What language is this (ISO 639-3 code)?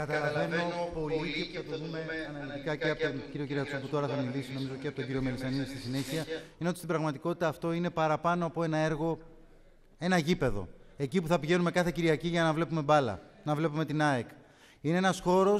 ell